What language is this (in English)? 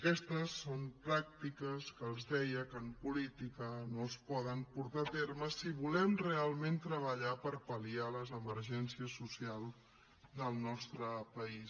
Catalan